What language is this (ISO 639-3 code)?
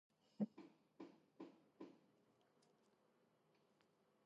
kat